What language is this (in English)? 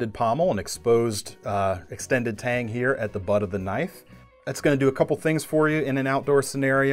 English